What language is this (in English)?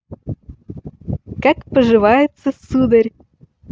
Russian